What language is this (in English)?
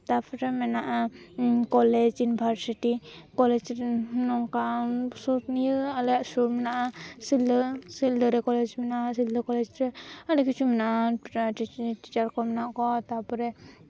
Santali